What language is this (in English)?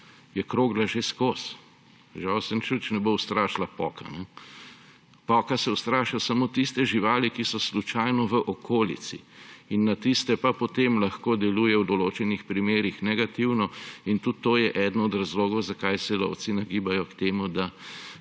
Slovenian